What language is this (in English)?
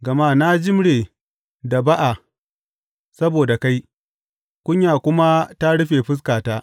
Hausa